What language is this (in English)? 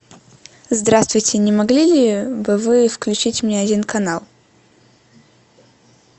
Russian